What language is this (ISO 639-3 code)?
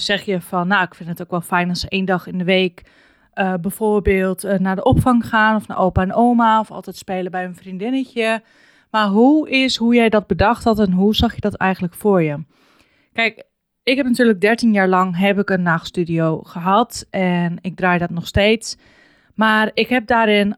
nld